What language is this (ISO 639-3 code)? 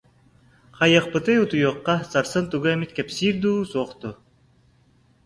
sah